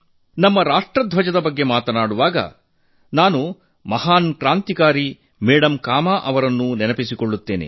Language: Kannada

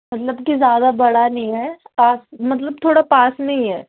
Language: Urdu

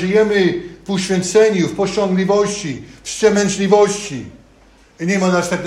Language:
Polish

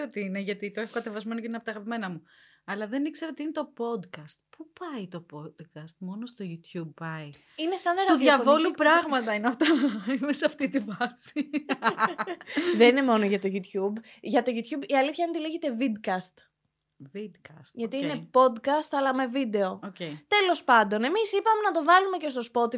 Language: Greek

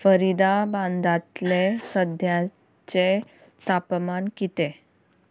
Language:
Konkani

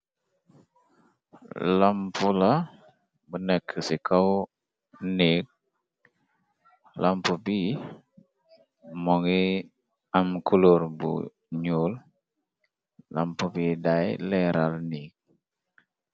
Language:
Wolof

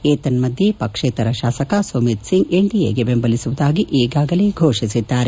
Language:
Kannada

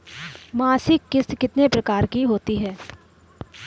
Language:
Hindi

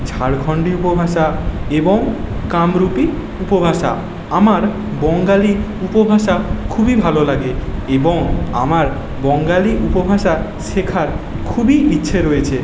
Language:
Bangla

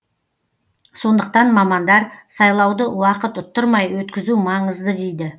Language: Kazakh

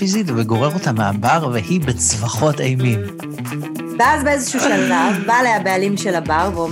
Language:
Hebrew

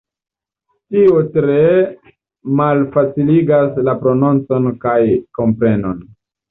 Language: Esperanto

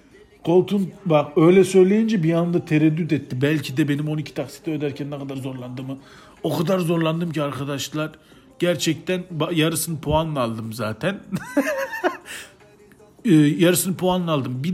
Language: Turkish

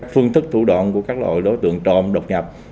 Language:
Vietnamese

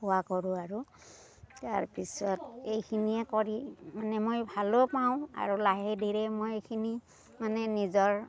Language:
Assamese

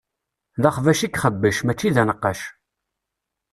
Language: Kabyle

